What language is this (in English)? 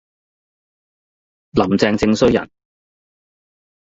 Cantonese